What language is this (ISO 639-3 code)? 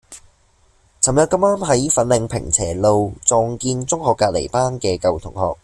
yue